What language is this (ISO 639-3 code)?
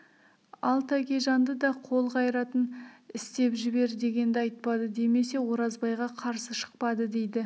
kaz